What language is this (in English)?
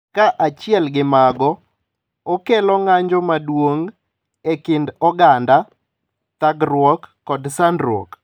Luo (Kenya and Tanzania)